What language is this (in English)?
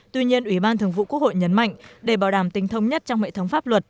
Vietnamese